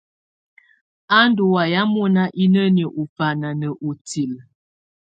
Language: Tunen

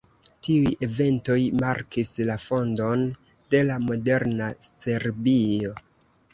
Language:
Esperanto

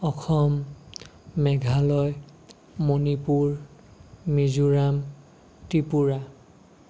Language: Assamese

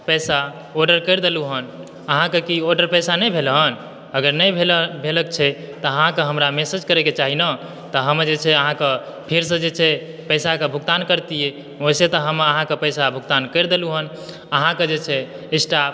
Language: Maithili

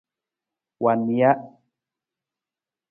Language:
Nawdm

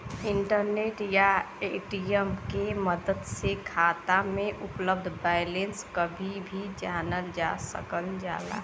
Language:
Bhojpuri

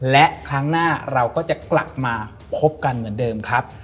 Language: Thai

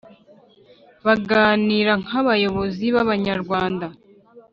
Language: Kinyarwanda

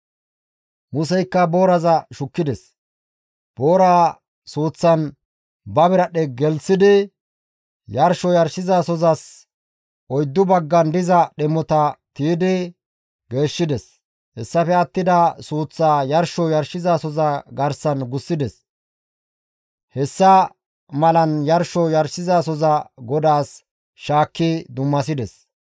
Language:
Gamo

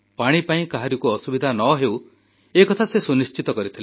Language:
Odia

